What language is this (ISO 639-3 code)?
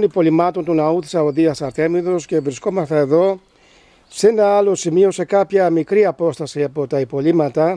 ell